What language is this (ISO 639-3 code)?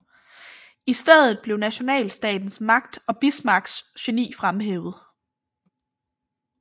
dan